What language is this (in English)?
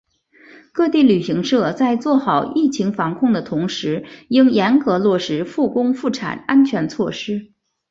Chinese